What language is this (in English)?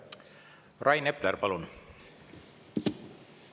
Estonian